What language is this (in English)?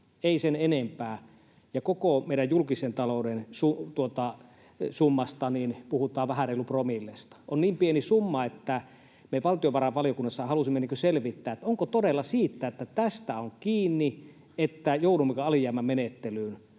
Finnish